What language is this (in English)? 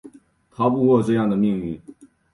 Chinese